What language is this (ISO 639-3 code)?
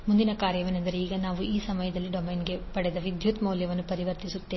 kan